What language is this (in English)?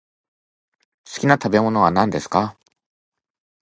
Japanese